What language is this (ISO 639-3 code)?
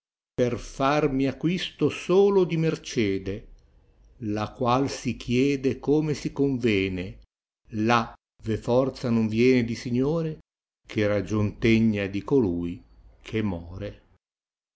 ita